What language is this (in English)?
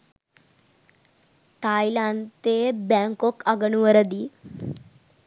Sinhala